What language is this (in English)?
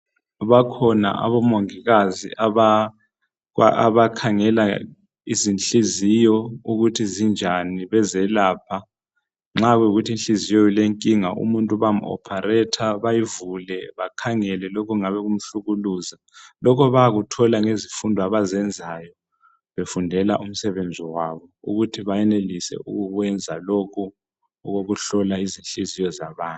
North Ndebele